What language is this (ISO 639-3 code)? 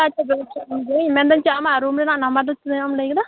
sat